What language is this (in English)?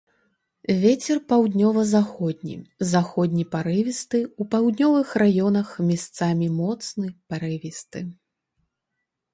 Belarusian